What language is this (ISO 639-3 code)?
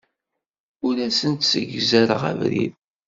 kab